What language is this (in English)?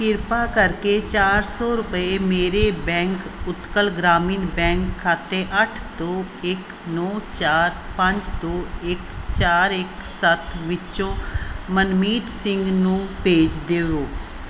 Punjabi